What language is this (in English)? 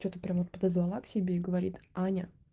Russian